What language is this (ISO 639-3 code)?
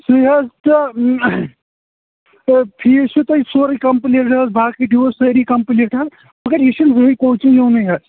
kas